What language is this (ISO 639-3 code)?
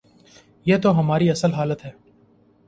urd